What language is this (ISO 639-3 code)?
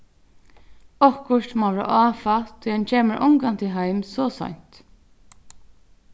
fao